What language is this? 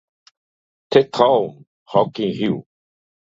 Portuguese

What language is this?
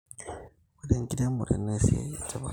Masai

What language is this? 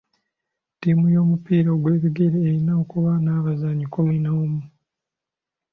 Ganda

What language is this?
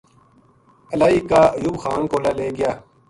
Gujari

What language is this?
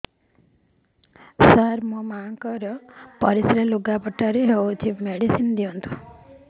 Odia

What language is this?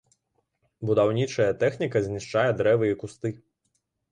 Belarusian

